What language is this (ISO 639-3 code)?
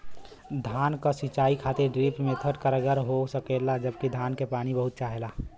bho